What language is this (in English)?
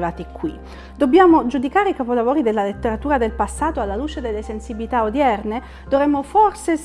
Italian